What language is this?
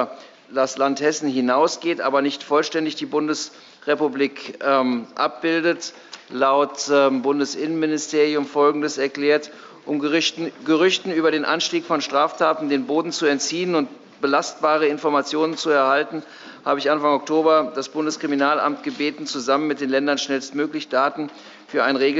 German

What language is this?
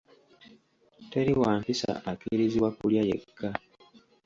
Ganda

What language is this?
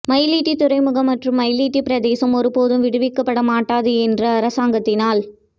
Tamil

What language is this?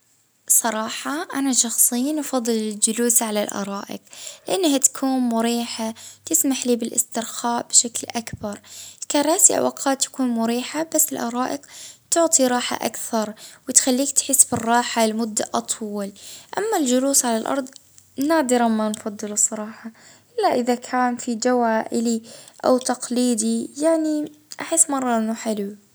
Libyan Arabic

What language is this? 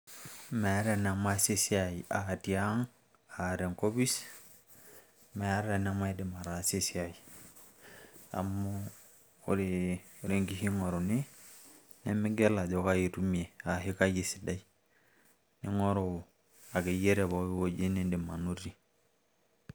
Masai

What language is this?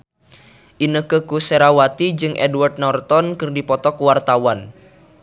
Sundanese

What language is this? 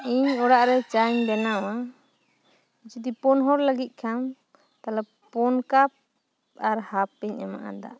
Santali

